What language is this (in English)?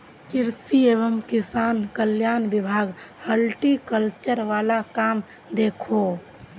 Magahi